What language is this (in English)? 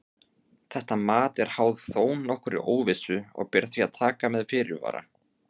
Icelandic